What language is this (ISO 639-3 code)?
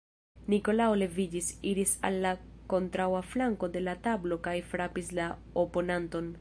epo